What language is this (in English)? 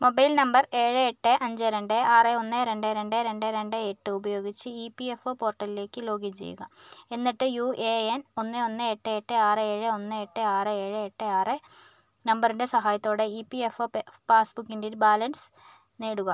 Malayalam